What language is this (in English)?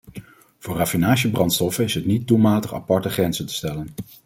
Dutch